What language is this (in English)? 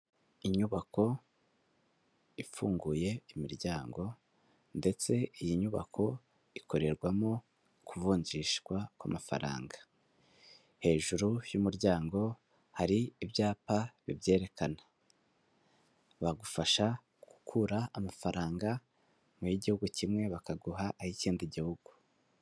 Kinyarwanda